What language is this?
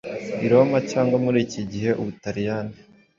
Kinyarwanda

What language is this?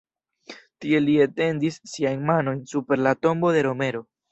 Esperanto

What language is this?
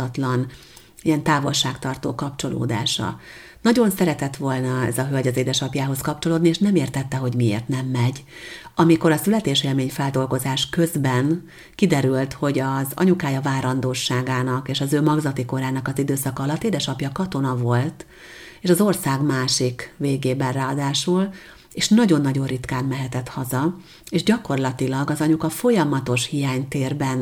Hungarian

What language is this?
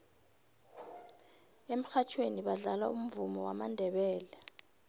South Ndebele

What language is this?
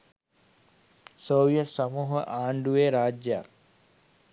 Sinhala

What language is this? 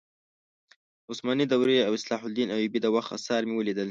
Pashto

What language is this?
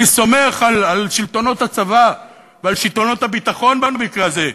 Hebrew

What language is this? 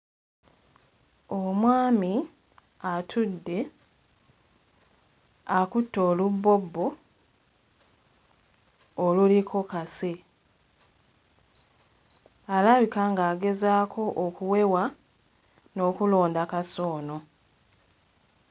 Ganda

